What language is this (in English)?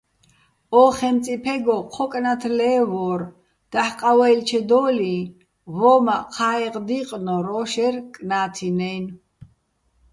Bats